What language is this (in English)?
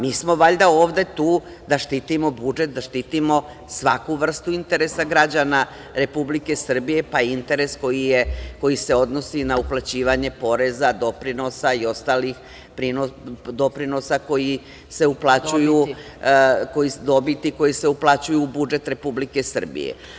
Serbian